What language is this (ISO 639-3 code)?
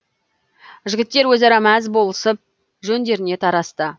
kaz